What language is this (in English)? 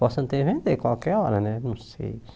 Portuguese